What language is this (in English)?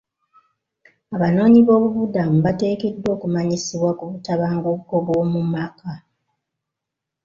Ganda